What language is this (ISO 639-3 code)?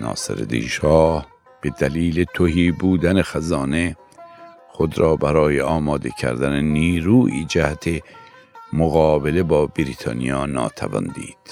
fas